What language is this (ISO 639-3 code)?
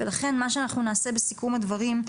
heb